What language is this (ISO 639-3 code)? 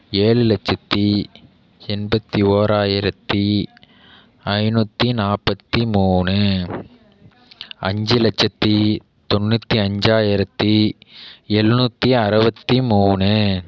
tam